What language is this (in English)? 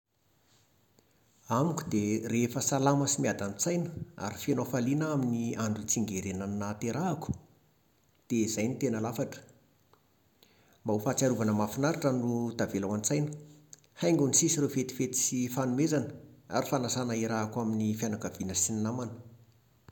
Malagasy